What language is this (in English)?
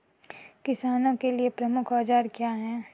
Hindi